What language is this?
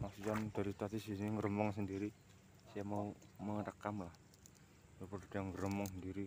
Indonesian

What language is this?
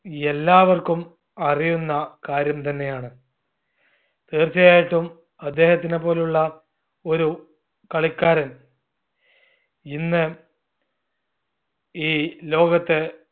Malayalam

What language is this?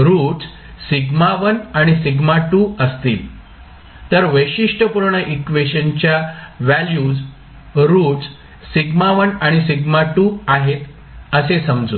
Marathi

